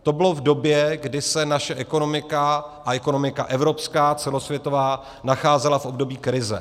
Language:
Czech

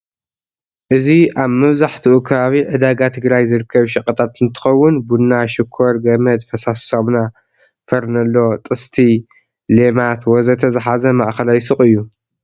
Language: Tigrinya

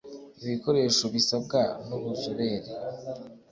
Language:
Kinyarwanda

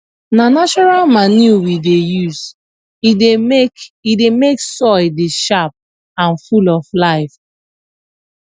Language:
Nigerian Pidgin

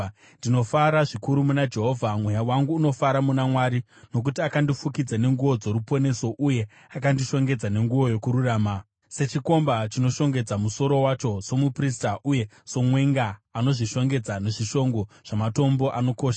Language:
Shona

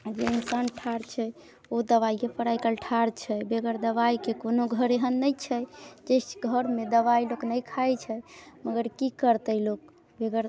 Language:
Maithili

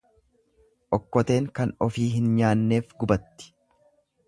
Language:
Oromo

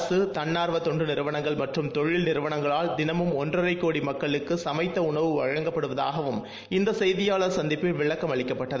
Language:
Tamil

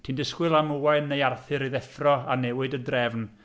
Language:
Welsh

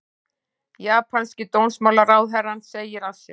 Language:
Icelandic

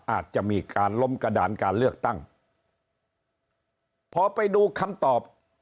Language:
Thai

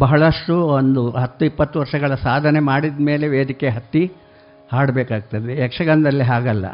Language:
Kannada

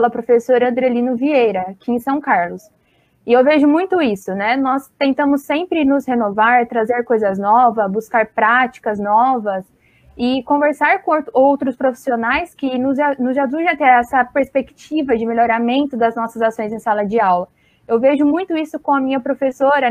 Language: Portuguese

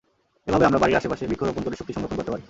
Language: Bangla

